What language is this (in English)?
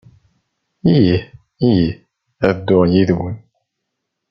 Kabyle